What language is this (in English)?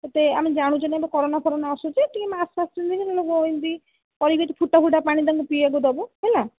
Odia